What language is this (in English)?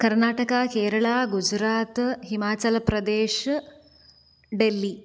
Sanskrit